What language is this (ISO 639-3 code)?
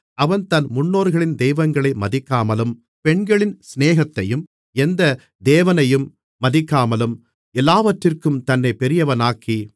tam